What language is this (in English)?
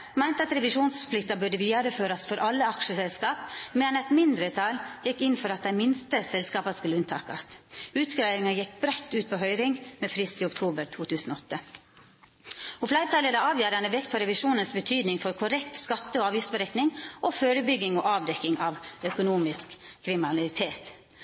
Norwegian Nynorsk